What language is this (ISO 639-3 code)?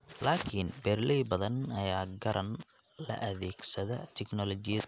som